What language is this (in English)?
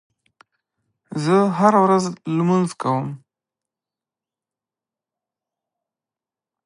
Pashto